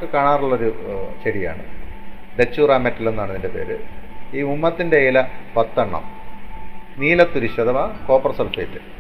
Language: Malayalam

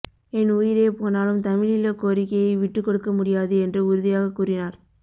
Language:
Tamil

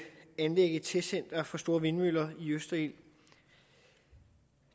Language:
Danish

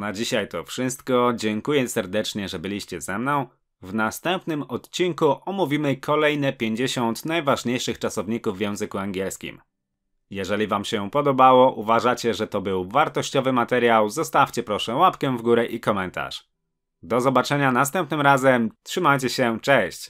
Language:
Polish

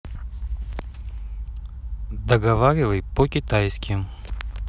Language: Russian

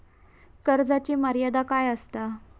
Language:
Marathi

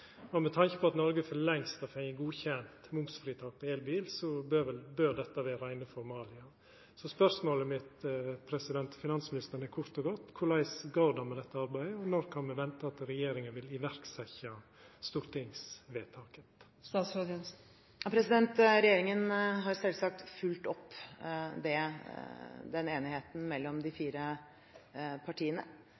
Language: Norwegian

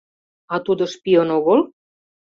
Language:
Mari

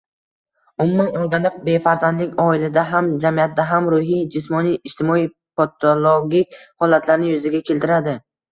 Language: Uzbek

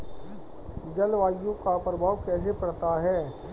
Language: Hindi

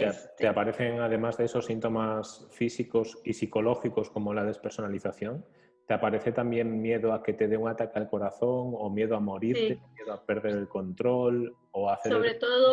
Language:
Spanish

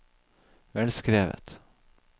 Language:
Norwegian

